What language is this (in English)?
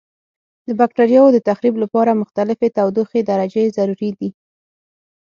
Pashto